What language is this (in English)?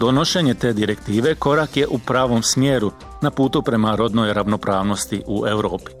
Croatian